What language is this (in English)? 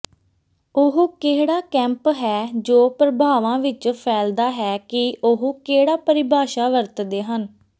Punjabi